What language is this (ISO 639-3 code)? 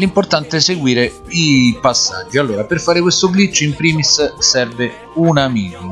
ita